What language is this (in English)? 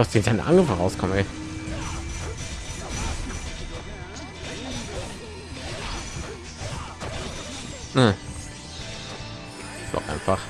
German